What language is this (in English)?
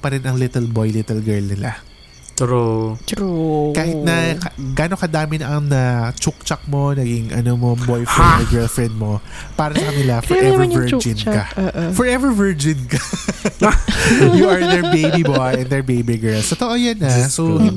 Filipino